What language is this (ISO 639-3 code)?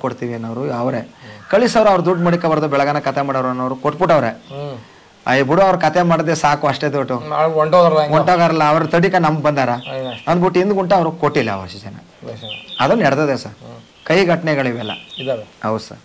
kan